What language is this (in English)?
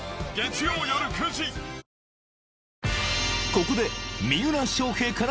Japanese